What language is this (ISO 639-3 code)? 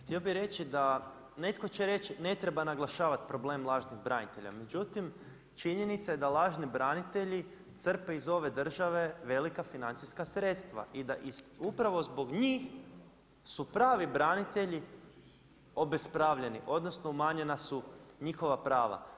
hrv